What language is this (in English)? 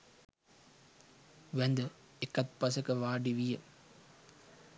Sinhala